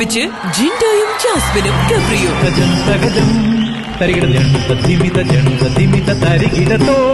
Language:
Malayalam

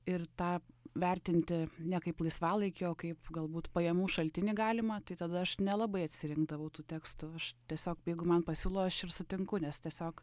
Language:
Lithuanian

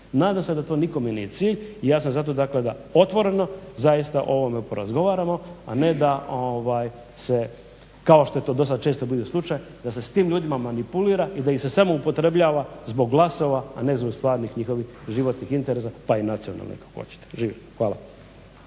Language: Croatian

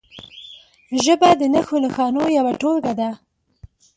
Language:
Pashto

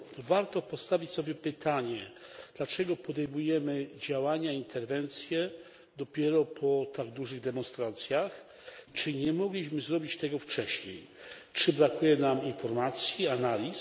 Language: Polish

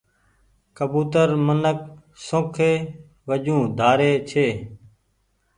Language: Goaria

